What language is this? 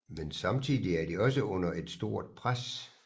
Danish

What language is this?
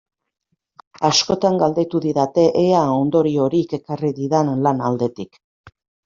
Basque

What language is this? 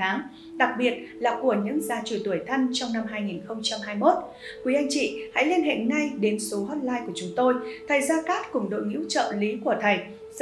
Vietnamese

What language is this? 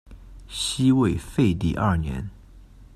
Chinese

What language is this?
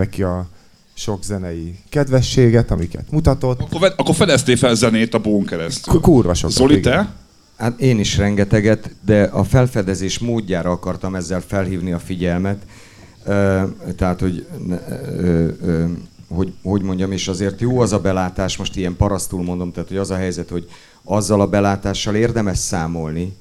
Hungarian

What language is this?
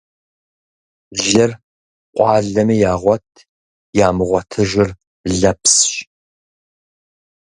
Kabardian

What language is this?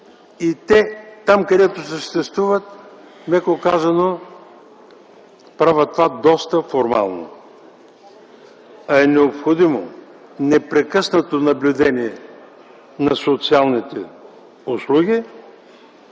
Bulgarian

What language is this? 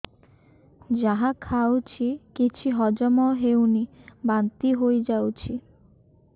Odia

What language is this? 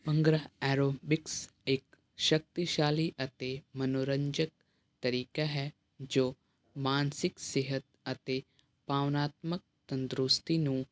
Punjabi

